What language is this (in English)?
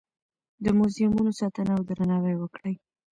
Pashto